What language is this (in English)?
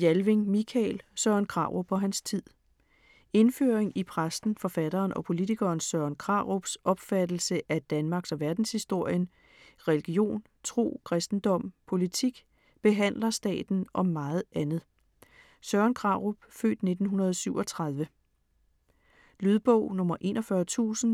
Danish